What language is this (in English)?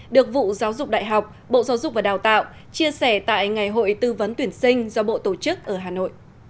Vietnamese